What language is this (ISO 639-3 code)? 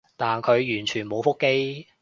yue